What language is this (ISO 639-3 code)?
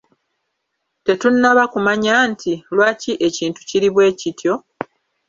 lug